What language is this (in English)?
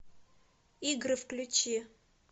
Russian